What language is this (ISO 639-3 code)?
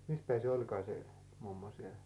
fin